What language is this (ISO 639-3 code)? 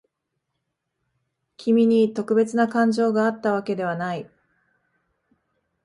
jpn